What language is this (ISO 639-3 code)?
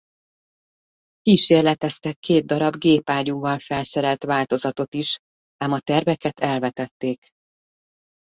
hun